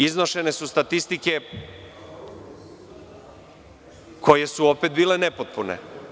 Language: Serbian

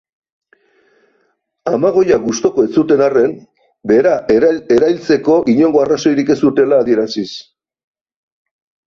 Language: Basque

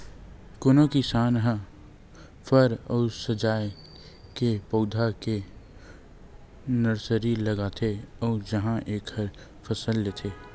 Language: Chhattisgarhi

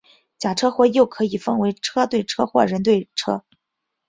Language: Chinese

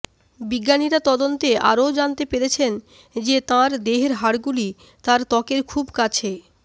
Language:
Bangla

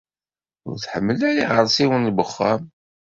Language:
Kabyle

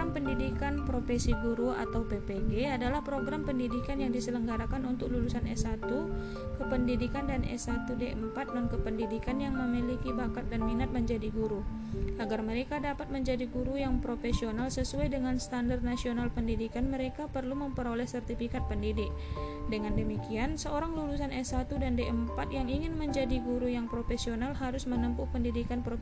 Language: Indonesian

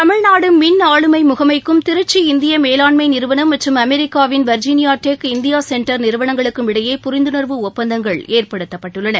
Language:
Tamil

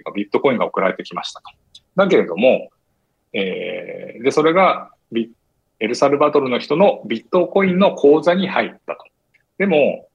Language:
Japanese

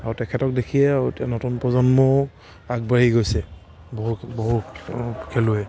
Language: Assamese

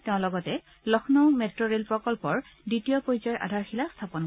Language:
Assamese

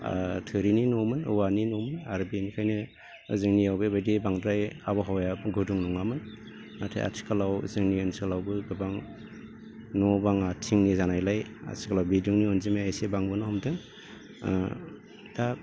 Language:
Bodo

